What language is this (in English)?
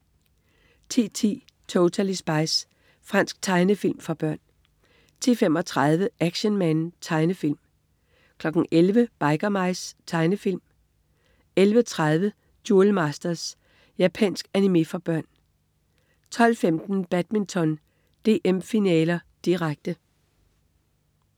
Danish